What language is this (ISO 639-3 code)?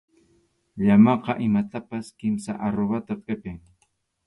qxu